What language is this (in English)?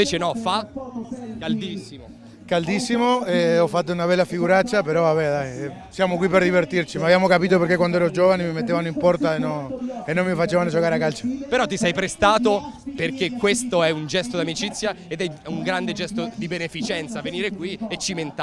Italian